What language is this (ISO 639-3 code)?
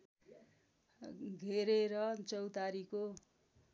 nep